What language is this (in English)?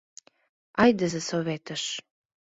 Mari